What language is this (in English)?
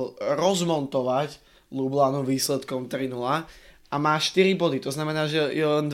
Slovak